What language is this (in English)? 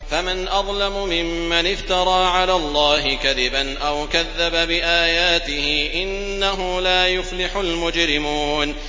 Arabic